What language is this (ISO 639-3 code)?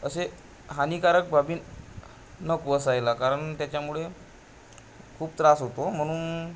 mar